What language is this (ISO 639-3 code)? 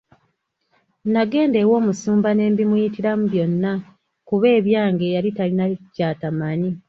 lug